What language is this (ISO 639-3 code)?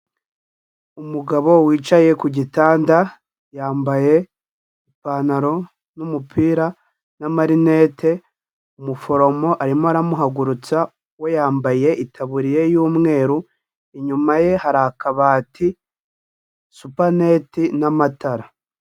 kin